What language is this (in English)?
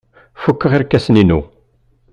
Kabyle